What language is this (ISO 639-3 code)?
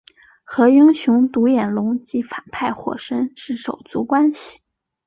zho